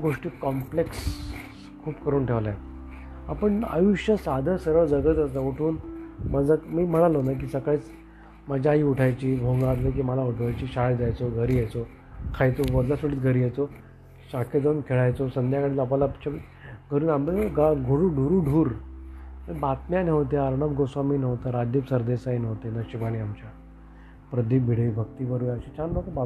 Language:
Marathi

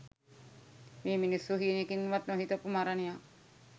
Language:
Sinhala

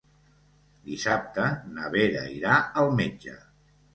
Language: Catalan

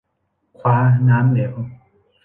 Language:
Thai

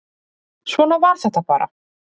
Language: Icelandic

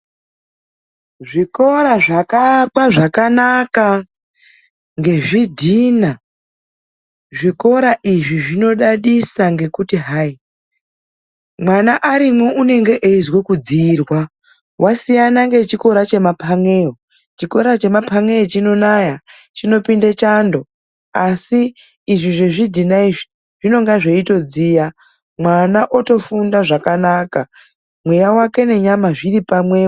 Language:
Ndau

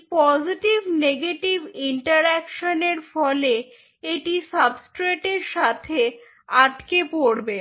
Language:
Bangla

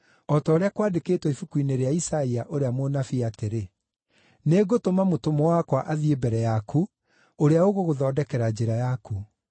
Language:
Kikuyu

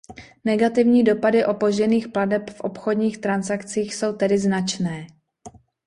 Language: Czech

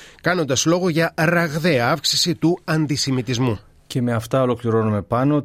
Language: Greek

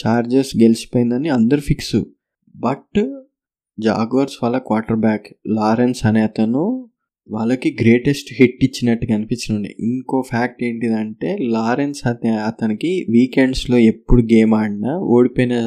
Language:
Telugu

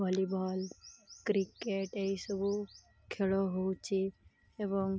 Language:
Odia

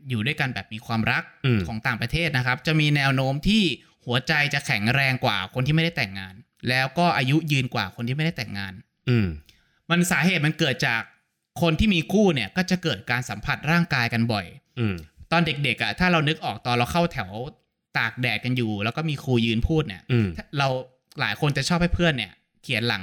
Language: Thai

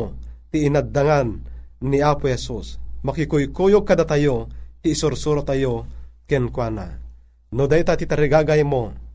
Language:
Filipino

